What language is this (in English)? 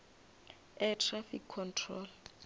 Northern Sotho